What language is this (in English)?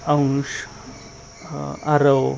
Marathi